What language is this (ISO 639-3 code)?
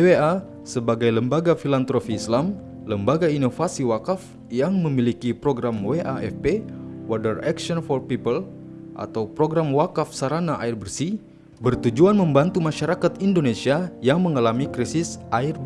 ind